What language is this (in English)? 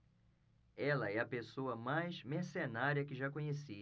Portuguese